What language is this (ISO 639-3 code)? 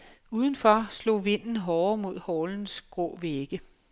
dan